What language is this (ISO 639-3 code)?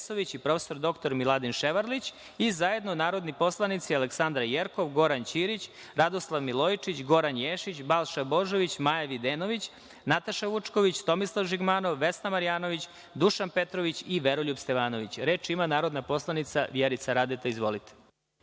srp